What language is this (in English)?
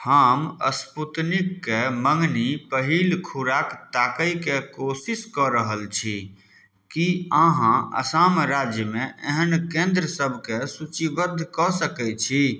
Maithili